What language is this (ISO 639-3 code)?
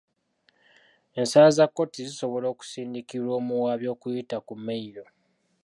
lug